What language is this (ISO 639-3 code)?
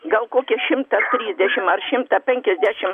lit